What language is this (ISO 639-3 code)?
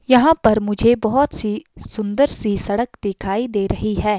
hin